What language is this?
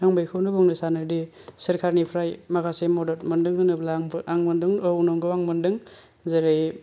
Bodo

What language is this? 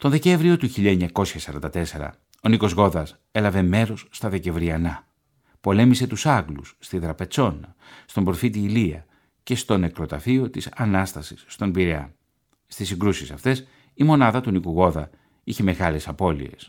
Greek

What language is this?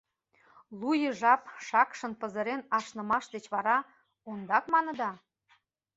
Mari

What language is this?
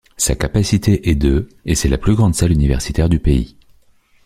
French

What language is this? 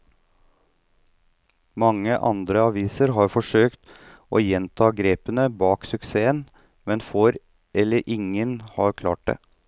Norwegian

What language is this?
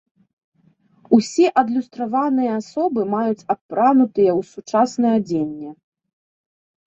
Belarusian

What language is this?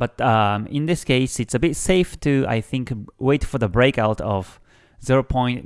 English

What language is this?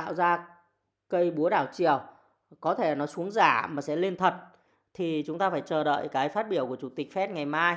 Vietnamese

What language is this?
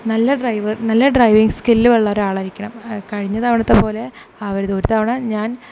Malayalam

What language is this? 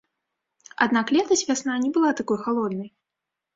Belarusian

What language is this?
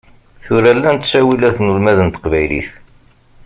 Kabyle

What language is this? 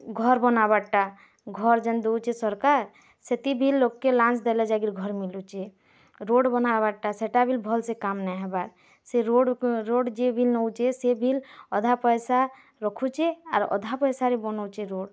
Odia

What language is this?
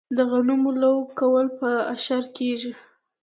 Pashto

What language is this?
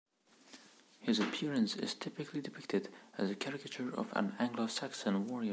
English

